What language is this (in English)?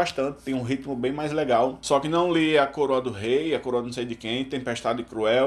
Portuguese